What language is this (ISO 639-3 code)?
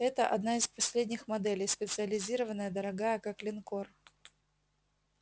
rus